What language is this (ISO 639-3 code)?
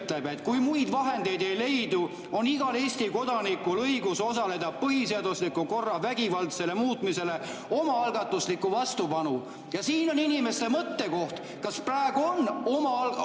est